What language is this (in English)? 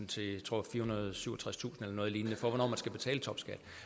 Danish